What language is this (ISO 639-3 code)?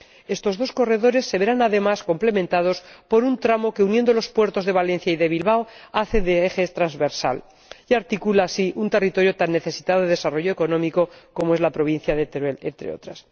spa